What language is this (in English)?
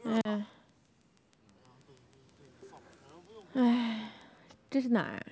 Chinese